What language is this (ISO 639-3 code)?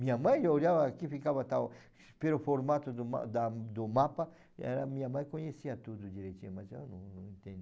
por